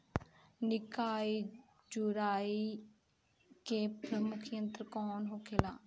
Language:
Bhojpuri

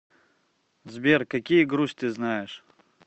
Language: Russian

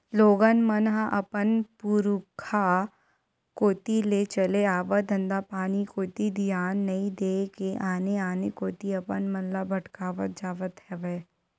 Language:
Chhattisgarhi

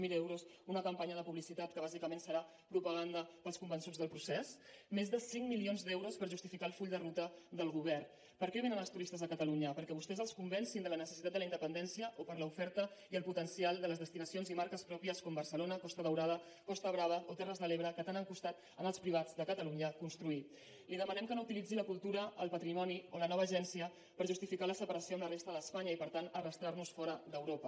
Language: Catalan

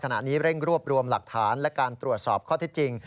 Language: Thai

